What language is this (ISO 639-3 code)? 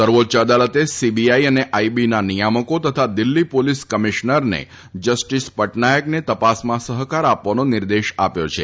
guj